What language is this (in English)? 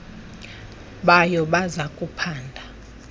Xhosa